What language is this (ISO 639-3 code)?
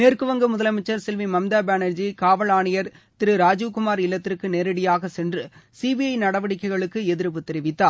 tam